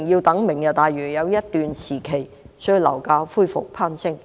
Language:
Cantonese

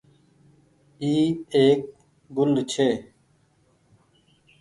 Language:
Goaria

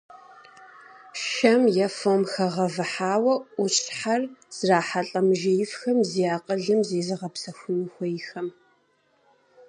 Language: Kabardian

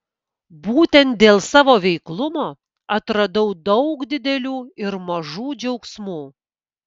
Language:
Lithuanian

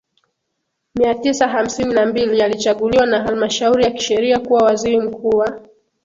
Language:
Swahili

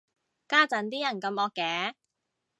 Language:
Cantonese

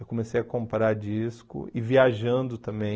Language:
Portuguese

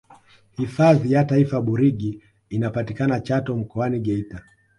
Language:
Swahili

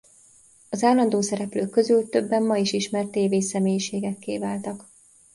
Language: Hungarian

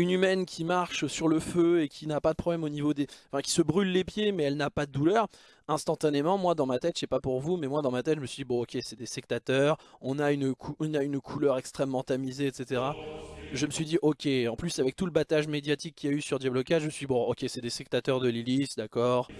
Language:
French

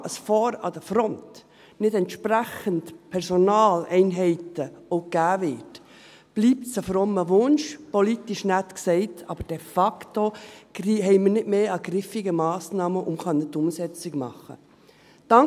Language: Swiss German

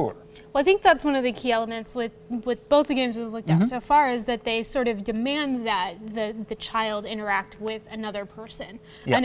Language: English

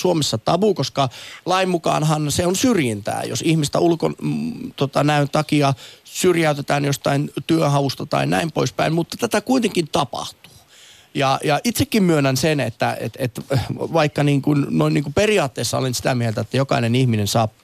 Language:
Finnish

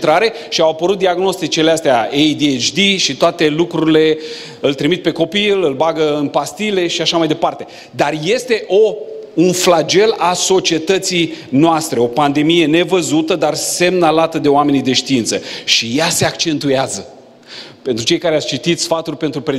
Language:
Romanian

